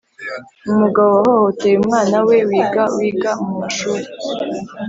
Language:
Kinyarwanda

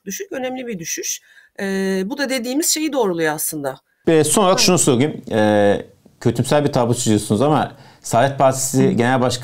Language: Turkish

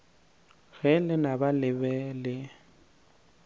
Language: Northern Sotho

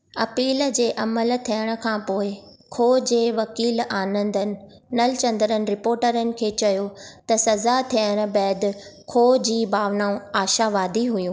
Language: Sindhi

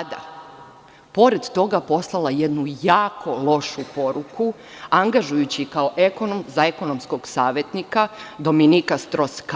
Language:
Serbian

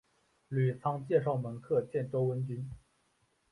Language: Chinese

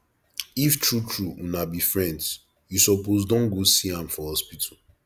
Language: Nigerian Pidgin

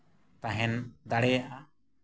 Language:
Santali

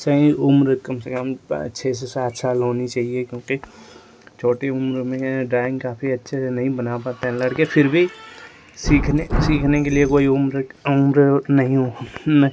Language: Hindi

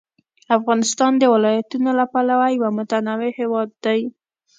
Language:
Pashto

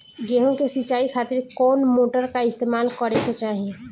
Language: Bhojpuri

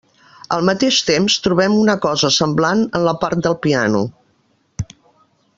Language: Catalan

